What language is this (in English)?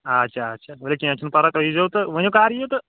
Kashmiri